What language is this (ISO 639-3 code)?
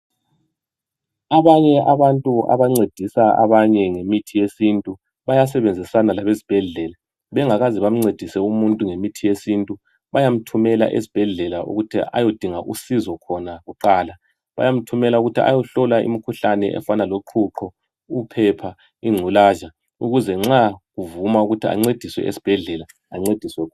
nde